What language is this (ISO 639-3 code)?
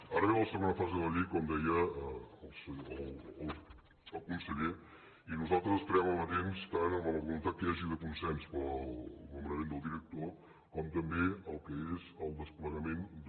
cat